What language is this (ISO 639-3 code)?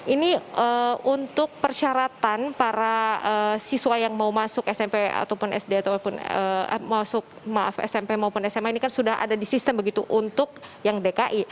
ind